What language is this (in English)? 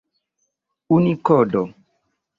Esperanto